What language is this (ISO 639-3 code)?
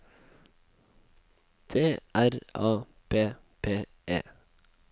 nor